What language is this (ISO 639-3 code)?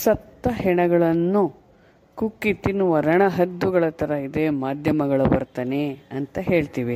kan